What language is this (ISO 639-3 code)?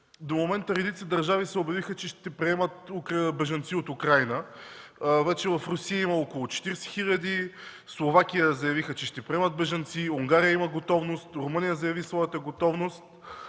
bul